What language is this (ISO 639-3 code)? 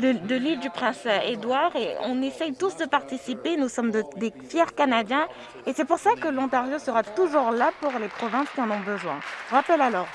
fra